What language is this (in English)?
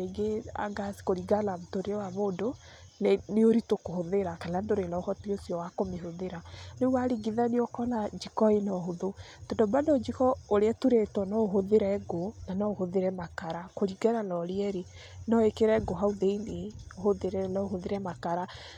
Kikuyu